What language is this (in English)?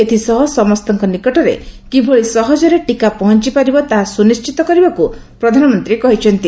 Odia